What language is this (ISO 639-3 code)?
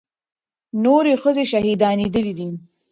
pus